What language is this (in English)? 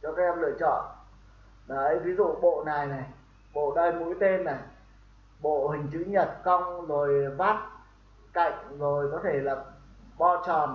Vietnamese